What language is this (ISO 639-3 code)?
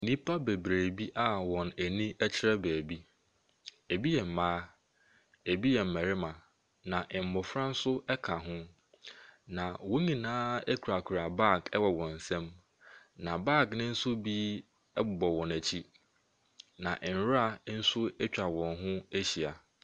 aka